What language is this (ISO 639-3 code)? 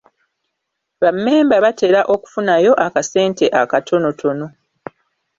lug